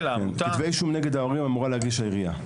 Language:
Hebrew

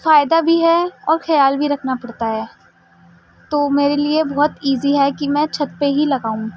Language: Urdu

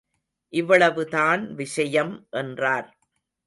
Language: Tamil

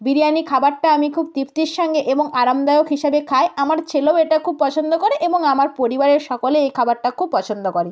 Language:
Bangla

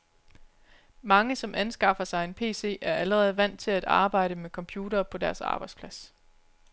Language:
Danish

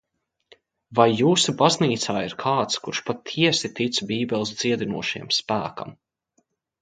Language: Latvian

